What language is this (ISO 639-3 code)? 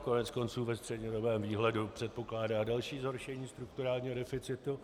ces